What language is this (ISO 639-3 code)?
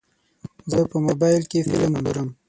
pus